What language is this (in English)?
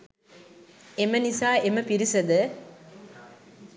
Sinhala